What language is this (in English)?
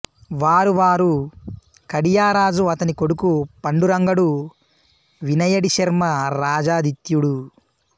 Telugu